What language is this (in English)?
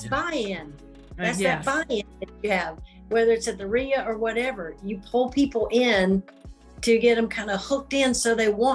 English